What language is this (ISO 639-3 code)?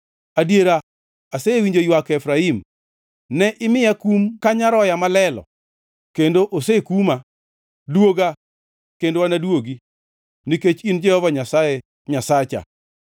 luo